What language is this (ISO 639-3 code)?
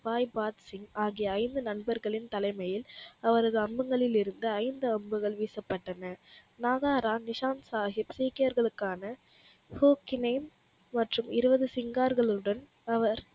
tam